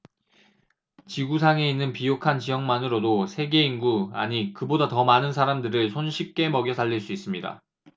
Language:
Korean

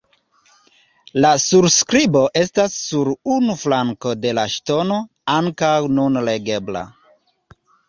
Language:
Esperanto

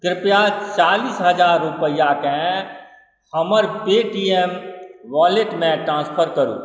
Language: Maithili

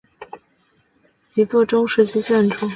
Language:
Chinese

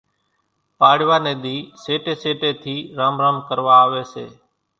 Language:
Kachi Koli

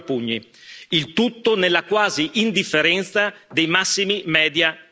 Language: Italian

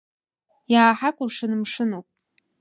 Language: Abkhazian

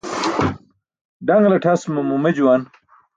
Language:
Burushaski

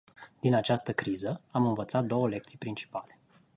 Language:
Romanian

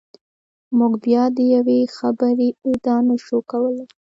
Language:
Pashto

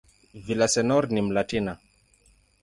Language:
Swahili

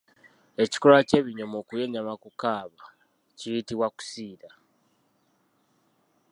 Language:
Ganda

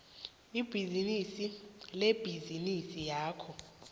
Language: South Ndebele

